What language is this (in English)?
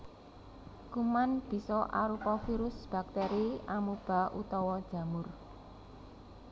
Javanese